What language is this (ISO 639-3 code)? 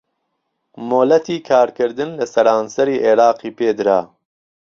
ckb